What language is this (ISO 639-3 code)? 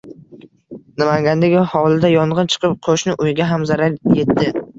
uzb